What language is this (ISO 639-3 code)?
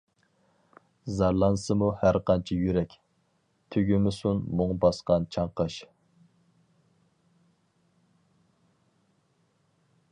uig